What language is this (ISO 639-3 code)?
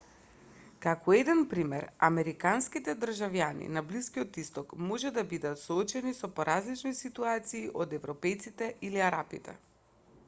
mkd